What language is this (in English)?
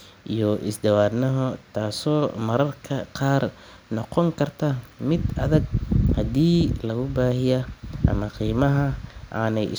Somali